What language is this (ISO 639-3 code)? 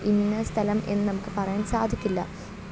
mal